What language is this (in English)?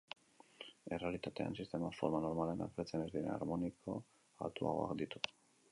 Basque